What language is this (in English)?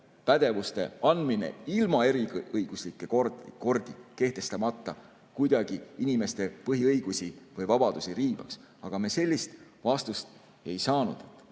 Estonian